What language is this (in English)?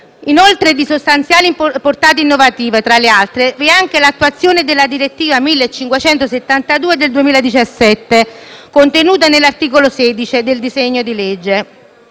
Italian